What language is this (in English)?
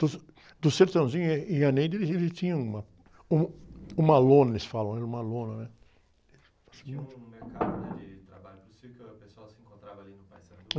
Portuguese